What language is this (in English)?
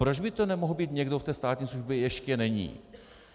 Czech